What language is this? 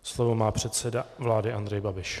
Czech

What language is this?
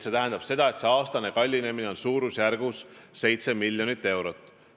Estonian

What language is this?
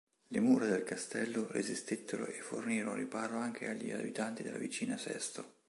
Italian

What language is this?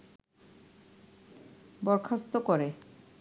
Bangla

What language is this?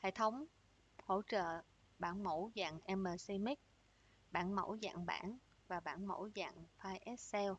Vietnamese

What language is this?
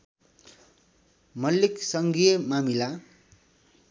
Nepali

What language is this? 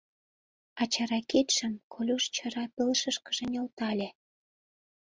Mari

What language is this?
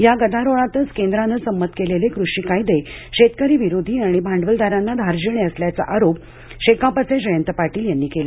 Marathi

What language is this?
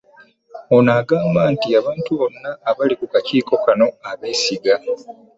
Ganda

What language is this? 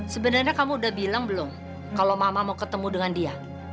Indonesian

